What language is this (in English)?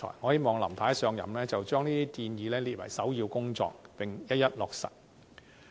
Cantonese